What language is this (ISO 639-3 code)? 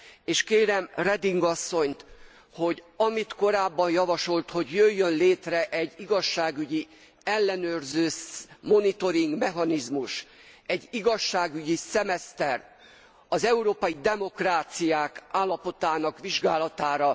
hun